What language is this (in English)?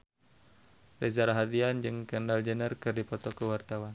Sundanese